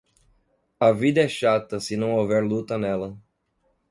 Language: Portuguese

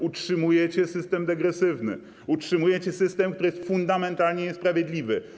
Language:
Polish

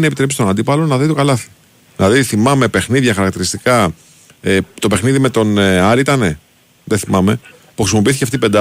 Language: Greek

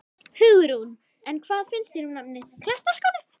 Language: Icelandic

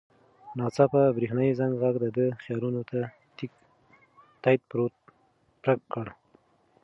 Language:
Pashto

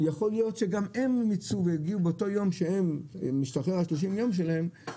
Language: Hebrew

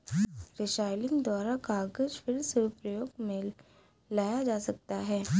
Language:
Hindi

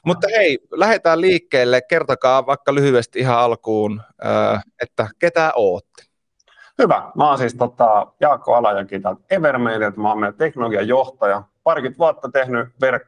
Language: Finnish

